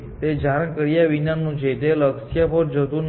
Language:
Gujarati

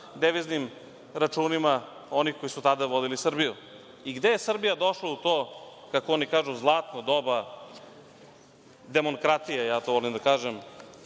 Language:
Serbian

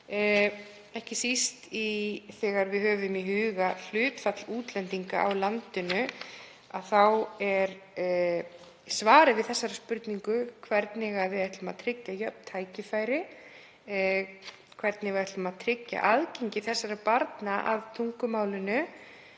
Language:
Icelandic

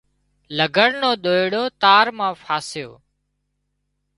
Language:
Wadiyara Koli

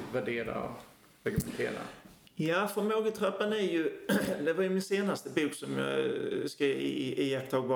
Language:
Swedish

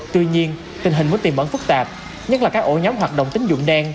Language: Vietnamese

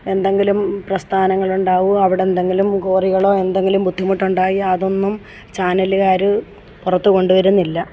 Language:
Malayalam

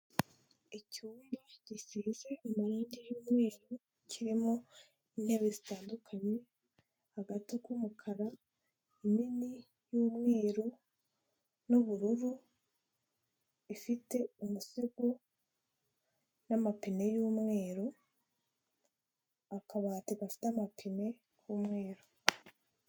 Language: Kinyarwanda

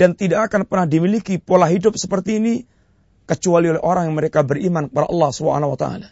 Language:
Malay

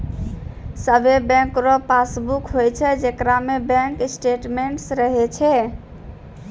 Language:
Maithili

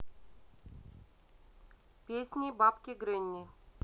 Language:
Russian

